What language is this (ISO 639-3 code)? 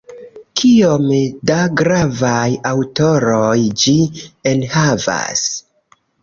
epo